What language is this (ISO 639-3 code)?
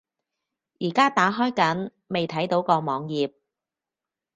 yue